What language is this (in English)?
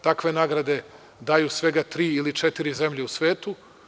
Serbian